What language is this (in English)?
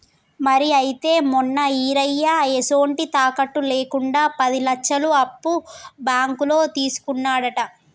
Telugu